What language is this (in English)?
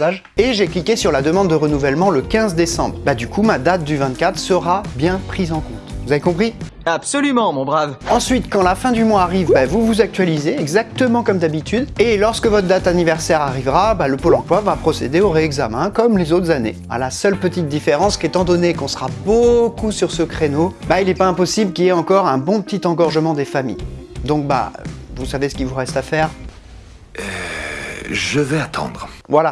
French